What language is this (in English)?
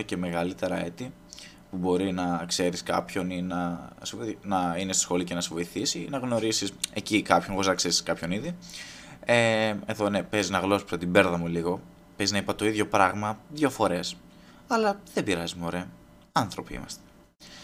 Greek